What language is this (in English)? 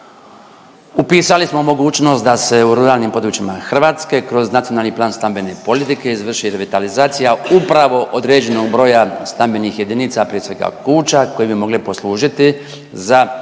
Croatian